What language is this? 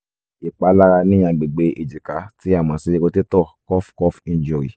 Yoruba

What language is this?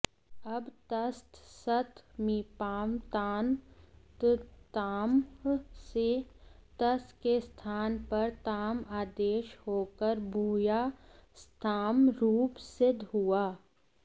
Sanskrit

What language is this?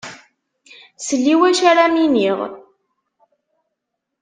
Kabyle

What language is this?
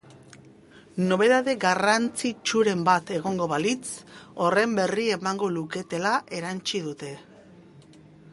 Basque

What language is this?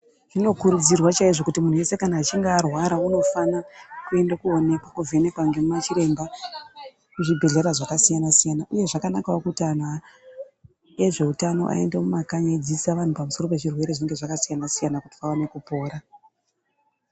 Ndau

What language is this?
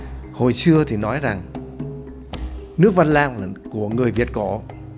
Vietnamese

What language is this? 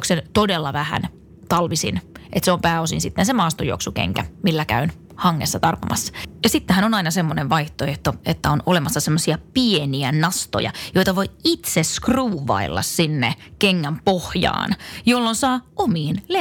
Finnish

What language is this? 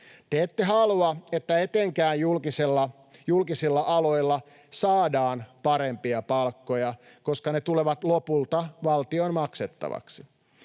Finnish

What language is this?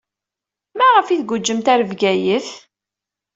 Kabyle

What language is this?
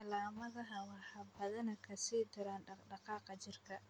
Somali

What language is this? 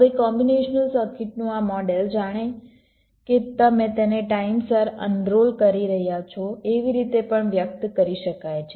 Gujarati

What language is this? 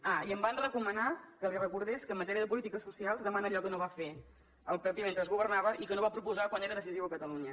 Catalan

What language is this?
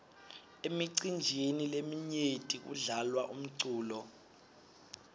Swati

